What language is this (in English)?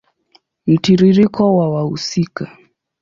Swahili